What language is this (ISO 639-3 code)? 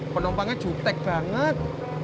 ind